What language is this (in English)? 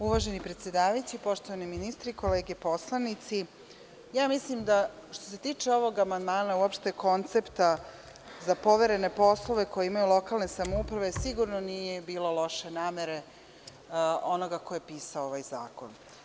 Serbian